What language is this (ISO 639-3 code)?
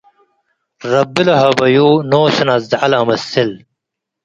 tig